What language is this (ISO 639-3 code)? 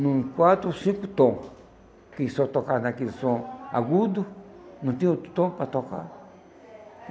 por